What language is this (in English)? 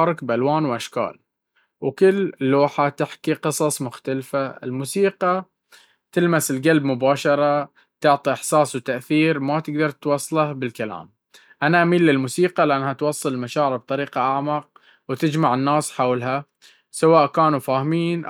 Baharna Arabic